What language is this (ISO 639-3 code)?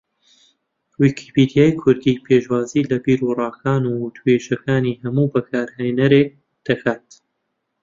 ckb